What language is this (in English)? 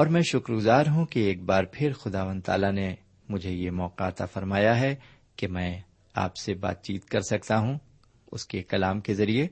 Urdu